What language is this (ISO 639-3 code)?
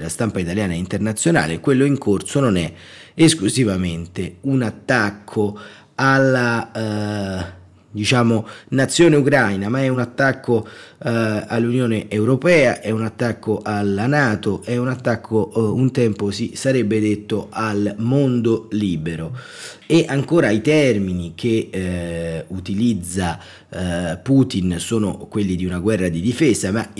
ita